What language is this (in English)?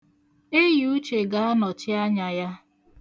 Igbo